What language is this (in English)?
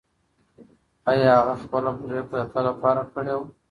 Pashto